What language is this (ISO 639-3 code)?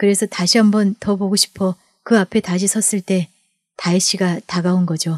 kor